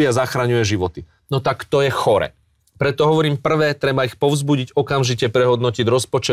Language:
Slovak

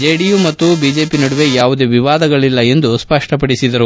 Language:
Kannada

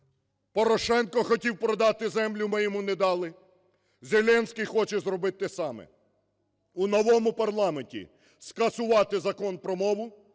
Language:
Ukrainian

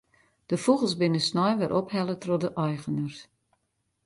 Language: Western Frisian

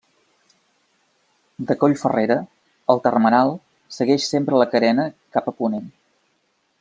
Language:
Catalan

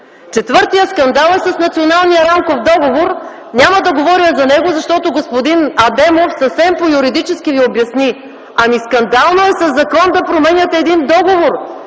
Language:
Bulgarian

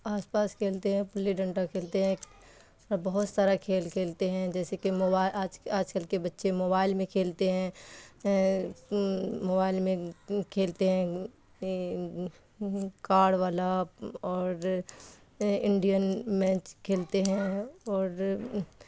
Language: Urdu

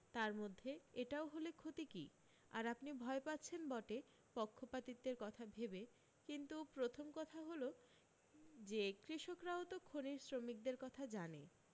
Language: Bangla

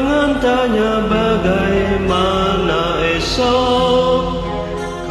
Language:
Indonesian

